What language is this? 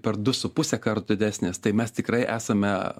Lithuanian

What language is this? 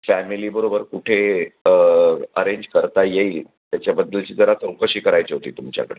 Marathi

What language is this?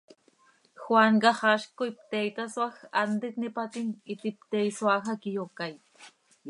Seri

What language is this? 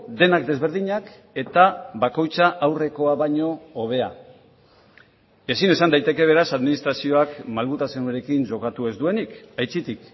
Basque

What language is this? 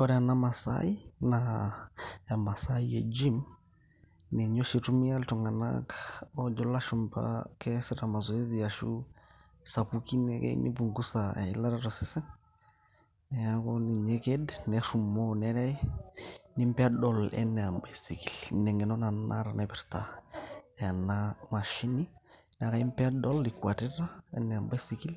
Masai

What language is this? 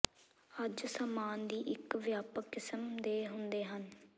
Punjabi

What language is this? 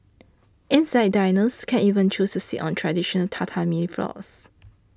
English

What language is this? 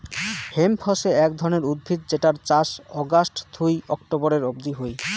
Bangla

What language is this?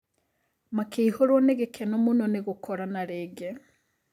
Kikuyu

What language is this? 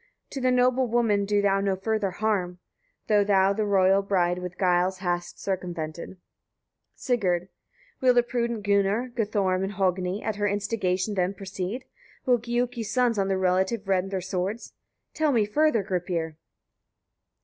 English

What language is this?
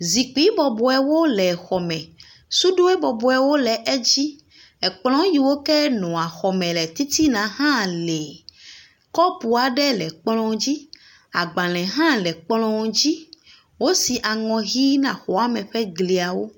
Ewe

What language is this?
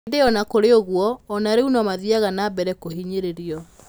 Kikuyu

